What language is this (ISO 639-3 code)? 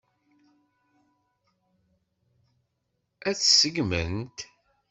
kab